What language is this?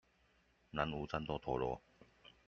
Chinese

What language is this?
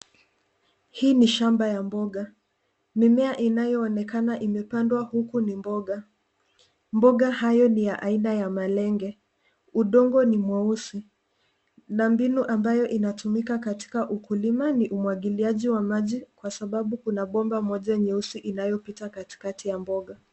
Swahili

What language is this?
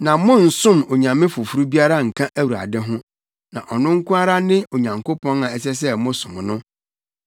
Akan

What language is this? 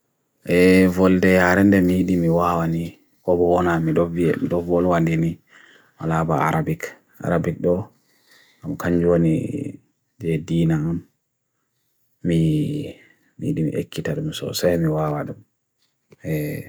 Bagirmi Fulfulde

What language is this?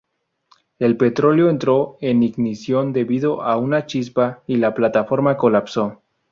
Spanish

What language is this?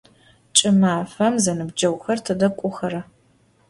Adyghe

